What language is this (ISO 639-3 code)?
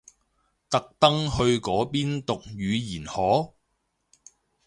yue